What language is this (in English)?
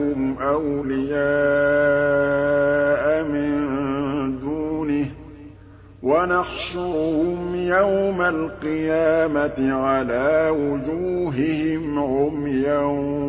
Arabic